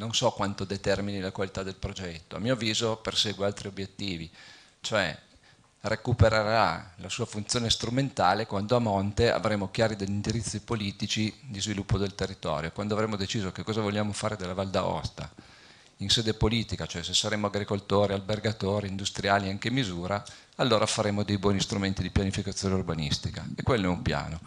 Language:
Italian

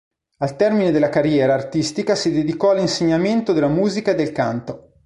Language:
Italian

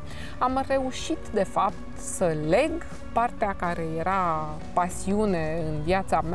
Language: Romanian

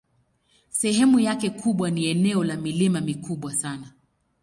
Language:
Swahili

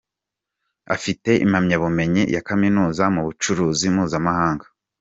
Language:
Kinyarwanda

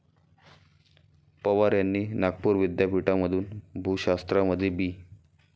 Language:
Marathi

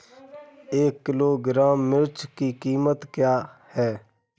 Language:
Hindi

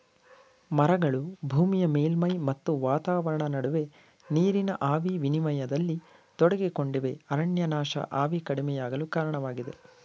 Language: Kannada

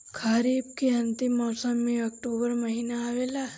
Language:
Bhojpuri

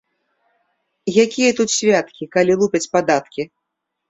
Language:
Belarusian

